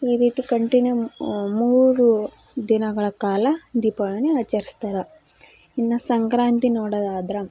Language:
Kannada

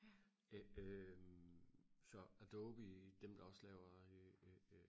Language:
Danish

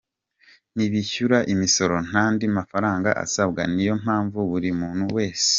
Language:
Kinyarwanda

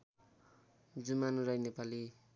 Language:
Nepali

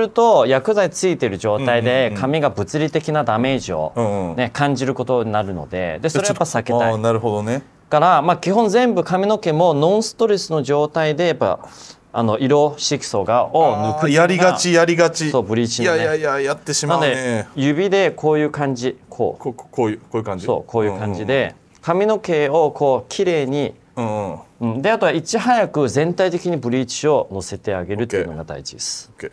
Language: Japanese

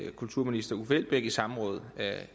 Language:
Danish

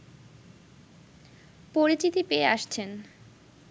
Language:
Bangla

